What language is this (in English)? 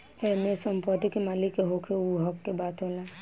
Bhojpuri